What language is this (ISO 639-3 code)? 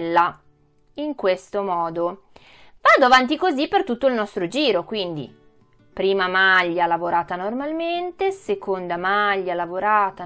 ita